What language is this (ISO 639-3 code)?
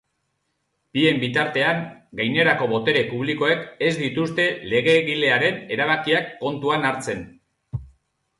eus